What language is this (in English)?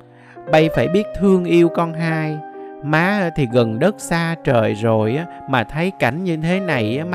Vietnamese